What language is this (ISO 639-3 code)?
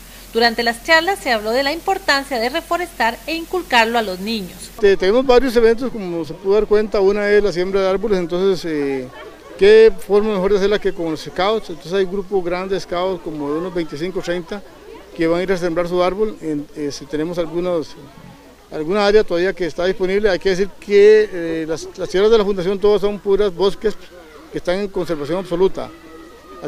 spa